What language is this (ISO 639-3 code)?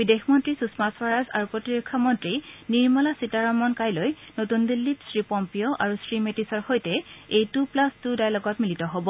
asm